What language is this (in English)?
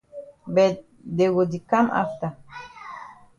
Cameroon Pidgin